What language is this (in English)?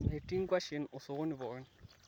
Masai